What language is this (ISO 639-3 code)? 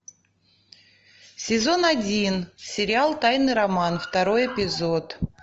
rus